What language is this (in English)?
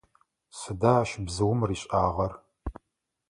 Adyghe